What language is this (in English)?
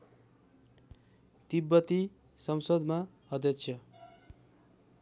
Nepali